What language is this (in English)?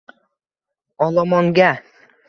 Uzbek